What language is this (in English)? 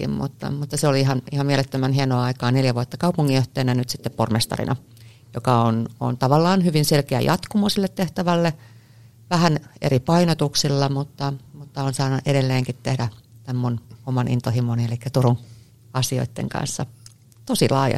Finnish